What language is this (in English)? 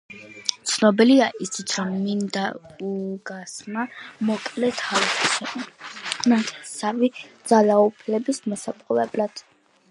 Georgian